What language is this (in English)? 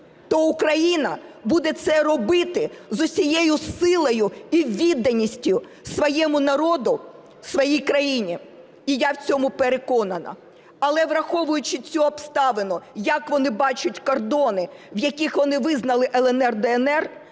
Ukrainian